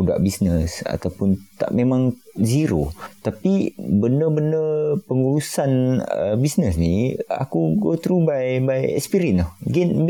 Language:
Malay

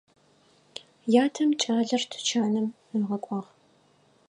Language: Adyghe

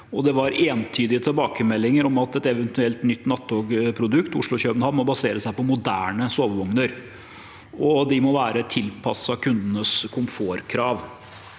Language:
Norwegian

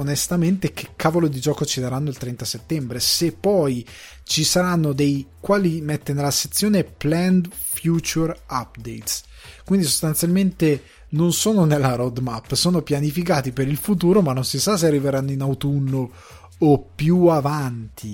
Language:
Italian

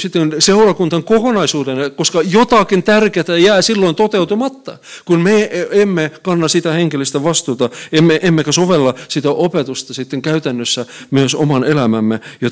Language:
Finnish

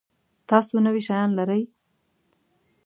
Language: Pashto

